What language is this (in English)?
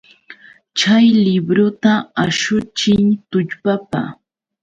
Yauyos Quechua